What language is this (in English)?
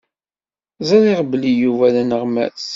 Kabyle